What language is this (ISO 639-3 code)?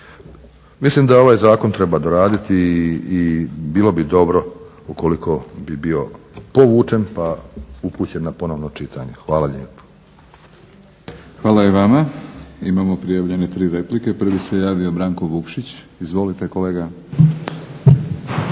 hrv